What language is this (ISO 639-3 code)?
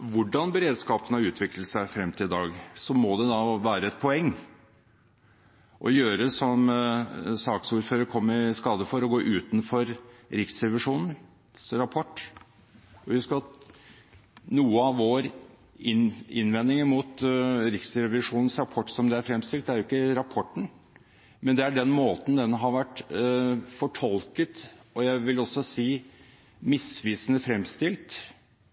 nob